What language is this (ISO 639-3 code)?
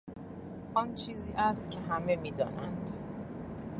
fas